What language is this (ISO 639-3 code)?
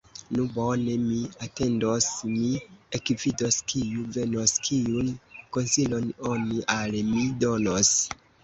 epo